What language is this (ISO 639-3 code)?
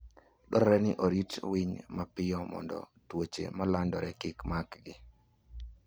luo